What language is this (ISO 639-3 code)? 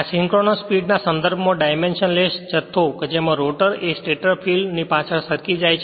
guj